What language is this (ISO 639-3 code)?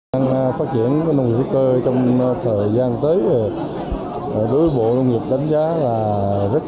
vie